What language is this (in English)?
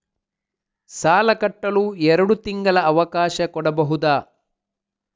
Kannada